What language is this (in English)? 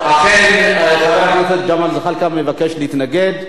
Hebrew